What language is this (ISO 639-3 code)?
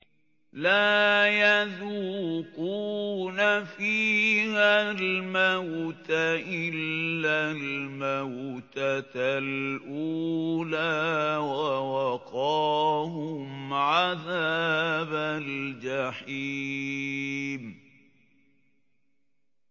ara